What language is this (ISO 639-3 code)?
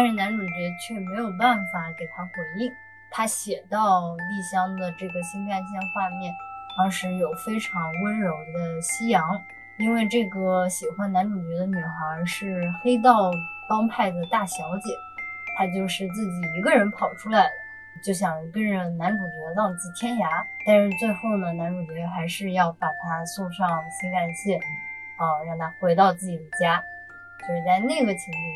zho